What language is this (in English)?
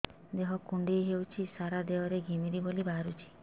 Odia